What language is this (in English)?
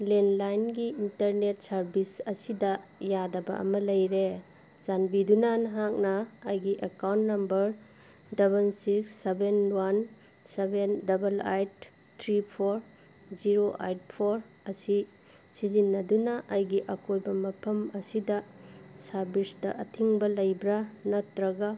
Manipuri